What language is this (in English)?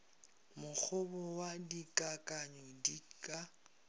Northern Sotho